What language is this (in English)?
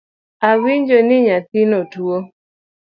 Luo (Kenya and Tanzania)